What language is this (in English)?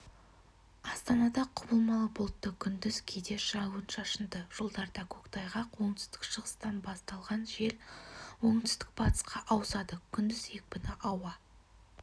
Kazakh